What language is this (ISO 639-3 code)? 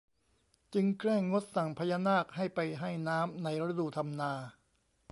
tha